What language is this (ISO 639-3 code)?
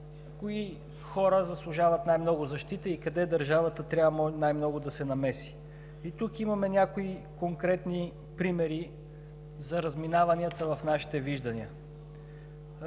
bul